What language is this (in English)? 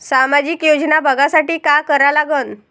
Marathi